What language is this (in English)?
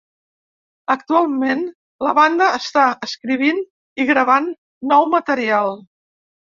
Catalan